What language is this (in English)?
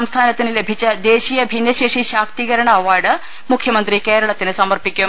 Malayalam